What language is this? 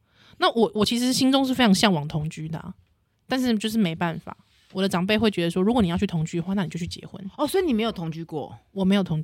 Chinese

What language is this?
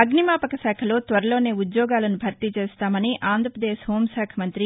Telugu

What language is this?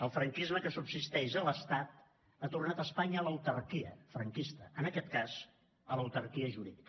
Catalan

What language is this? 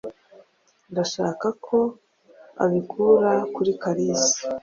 Kinyarwanda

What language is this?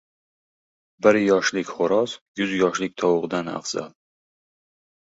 Uzbek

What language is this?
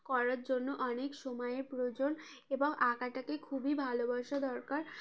Bangla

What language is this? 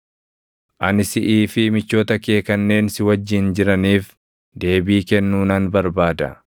Oromo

